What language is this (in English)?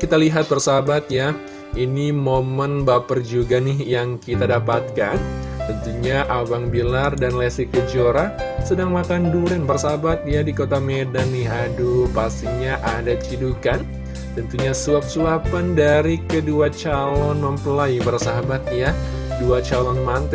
Indonesian